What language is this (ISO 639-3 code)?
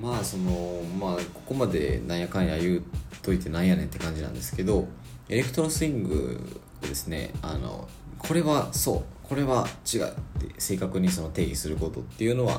jpn